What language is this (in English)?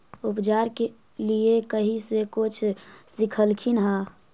Magahi